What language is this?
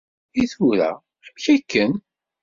Kabyle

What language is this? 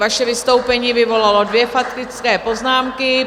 Czech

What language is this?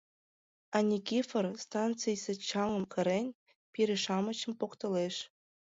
Mari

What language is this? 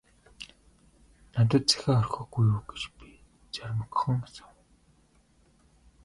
Mongolian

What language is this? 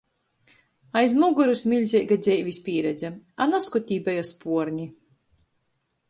Latgalian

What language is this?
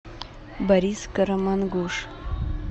Russian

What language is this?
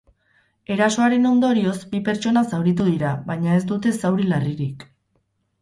Basque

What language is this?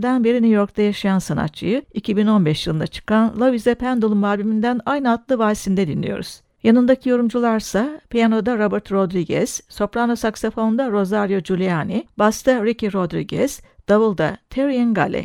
Turkish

